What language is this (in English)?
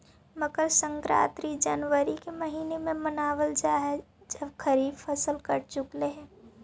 Magahi